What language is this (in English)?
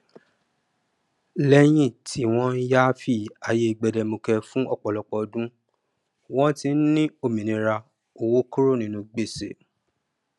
Yoruba